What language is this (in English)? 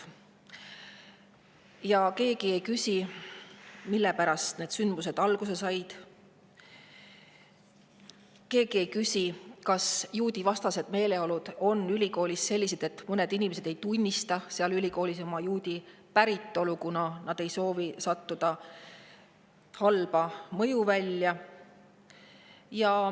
Estonian